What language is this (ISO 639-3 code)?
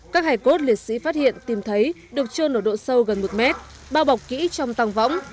vie